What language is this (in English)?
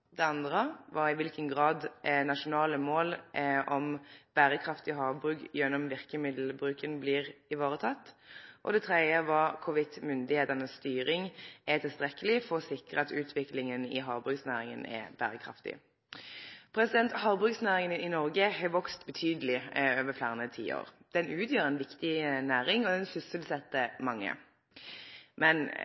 Norwegian Nynorsk